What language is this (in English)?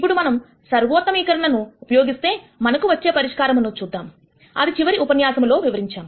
Telugu